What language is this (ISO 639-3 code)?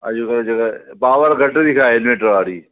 snd